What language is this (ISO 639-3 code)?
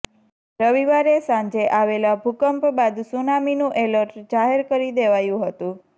guj